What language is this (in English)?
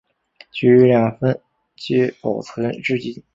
Chinese